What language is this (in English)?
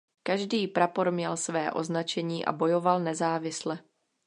Czech